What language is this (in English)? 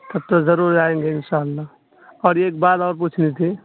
Urdu